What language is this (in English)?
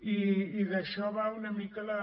Catalan